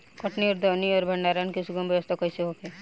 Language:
Bhojpuri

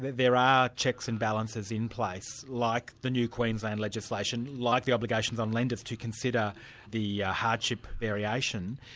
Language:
English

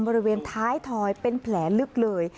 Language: Thai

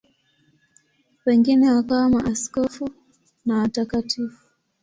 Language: Swahili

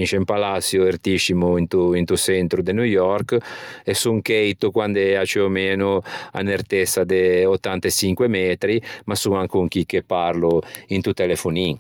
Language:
Ligurian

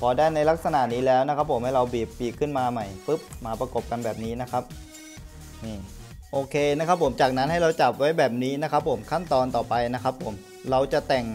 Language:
Thai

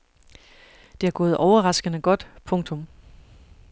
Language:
Danish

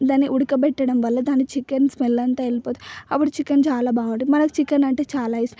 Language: Telugu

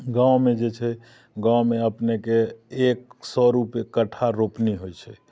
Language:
Maithili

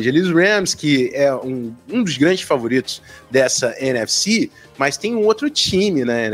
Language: Portuguese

